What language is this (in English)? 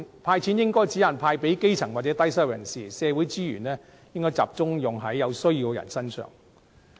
Cantonese